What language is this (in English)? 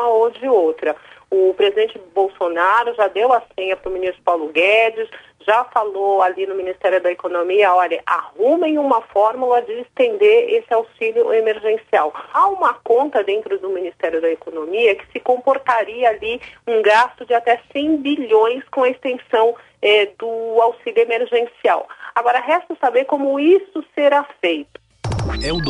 Portuguese